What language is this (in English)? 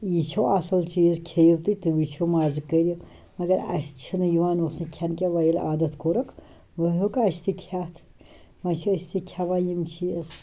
Kashmiri